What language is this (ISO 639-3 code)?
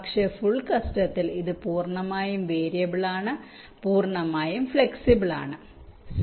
mal